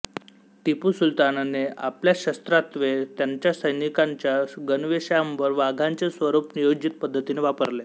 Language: Marathi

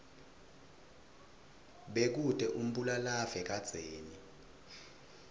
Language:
Swati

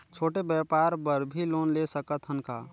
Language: Chhattisgarhi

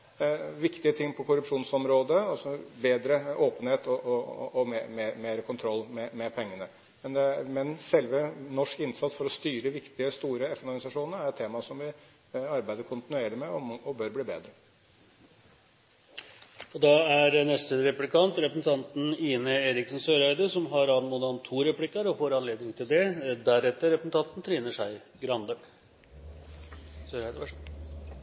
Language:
Norwegian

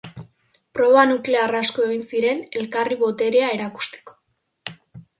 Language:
Basque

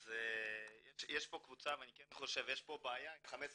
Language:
Hebrew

